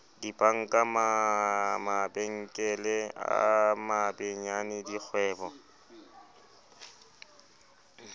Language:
Southern Sotho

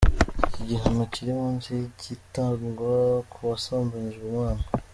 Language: Kinyarwanda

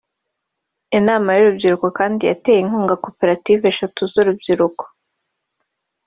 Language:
Kinyarwanda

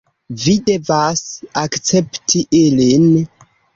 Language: Esperanto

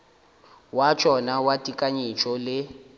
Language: Northern Sotho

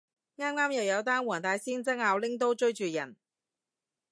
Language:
Cantonese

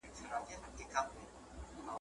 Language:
Pashto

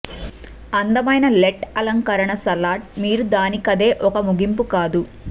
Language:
Telugu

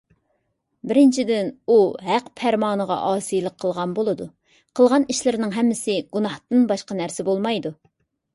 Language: Uyghur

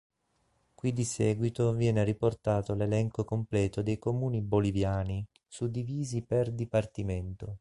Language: Italian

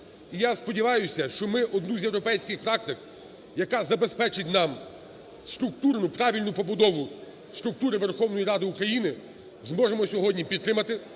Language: Ukrainian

